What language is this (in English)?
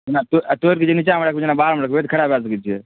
Maithili